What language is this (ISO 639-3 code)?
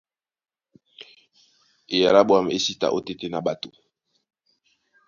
dua